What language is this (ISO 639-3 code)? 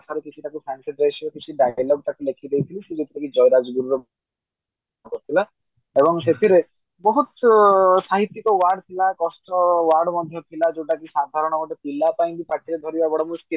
ori